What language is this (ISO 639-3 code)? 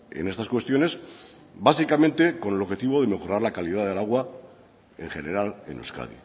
spa